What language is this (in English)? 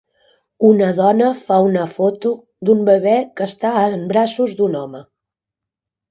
Catalan